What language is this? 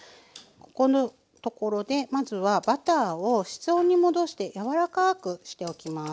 Japanese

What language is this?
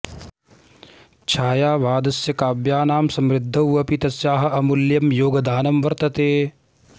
Sanskrit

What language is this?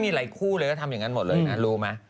Thai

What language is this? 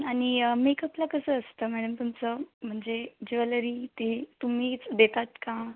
Marathi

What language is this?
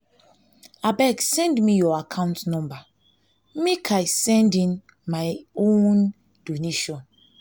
Nigerian Pidgin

